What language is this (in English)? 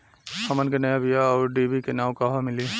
Bhojpuri